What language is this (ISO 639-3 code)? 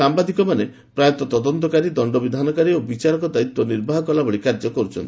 ori